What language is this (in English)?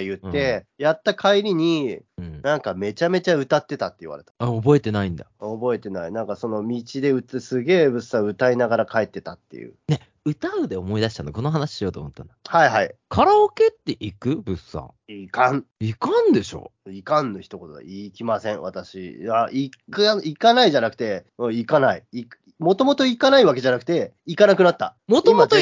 Japanese